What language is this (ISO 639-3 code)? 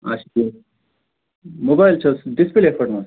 kas